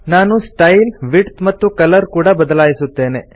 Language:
Kannada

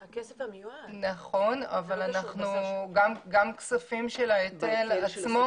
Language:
Hebrew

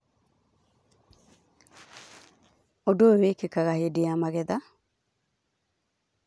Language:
Kikuyu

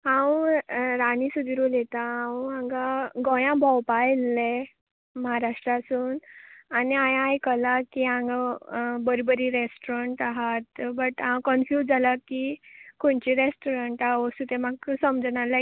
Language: Konkani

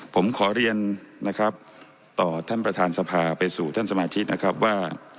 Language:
Thai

